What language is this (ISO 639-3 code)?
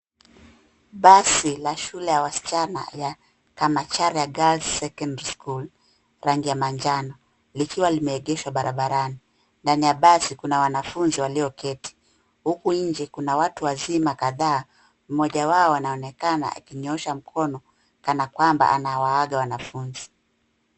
swa